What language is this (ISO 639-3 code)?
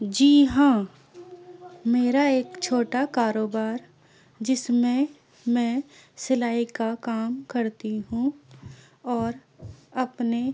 urd